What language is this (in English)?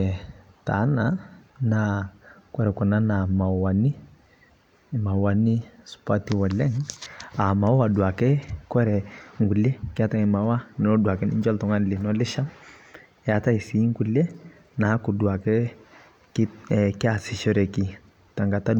Masai